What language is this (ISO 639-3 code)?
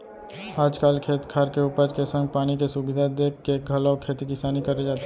hne